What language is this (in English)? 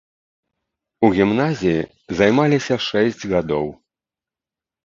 Belarusian